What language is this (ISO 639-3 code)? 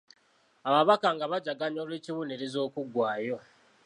lug